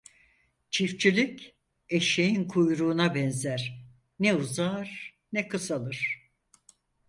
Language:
Turkish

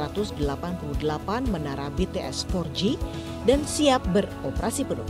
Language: Indonesian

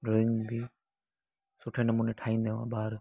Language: Sindhi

